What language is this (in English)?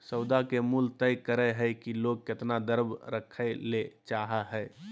Magahi